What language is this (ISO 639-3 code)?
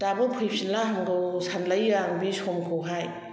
brx